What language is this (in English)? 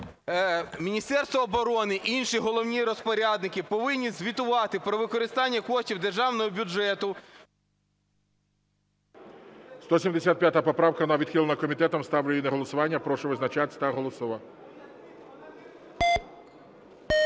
Ukrainian